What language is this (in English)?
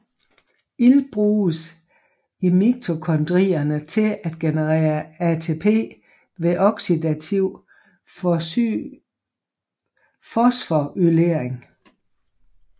Danish